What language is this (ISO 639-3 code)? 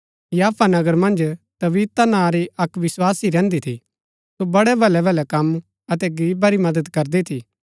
gbk